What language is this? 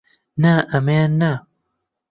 Central Kurdish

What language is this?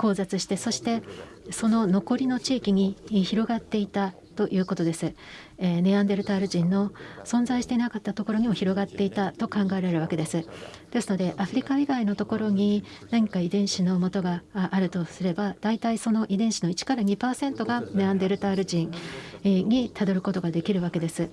Japanese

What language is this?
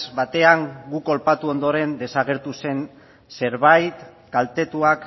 Basque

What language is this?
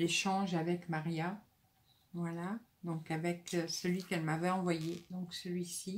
French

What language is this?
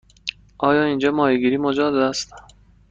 Persian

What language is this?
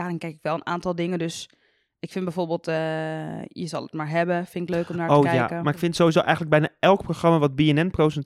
Dutch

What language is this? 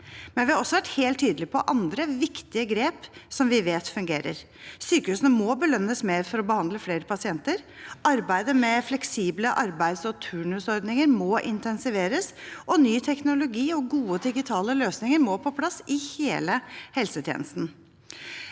Norwegian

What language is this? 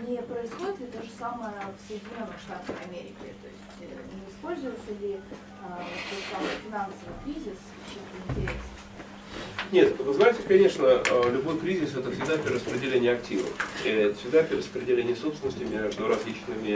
Russian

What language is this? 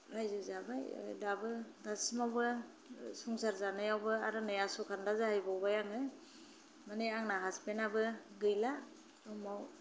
Bodo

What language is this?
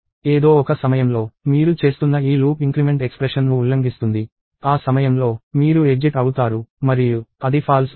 Telugu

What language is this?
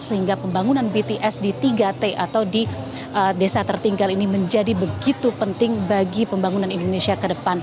Indonesian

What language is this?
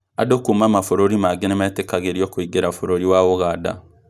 Kikuyu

